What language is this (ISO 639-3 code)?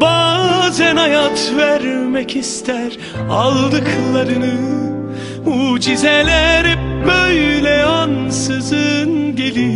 tur